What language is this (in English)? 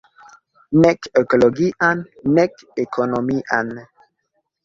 Esperanto